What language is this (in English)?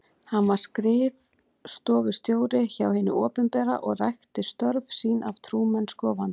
Icelandic